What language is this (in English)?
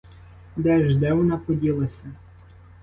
Ukrainian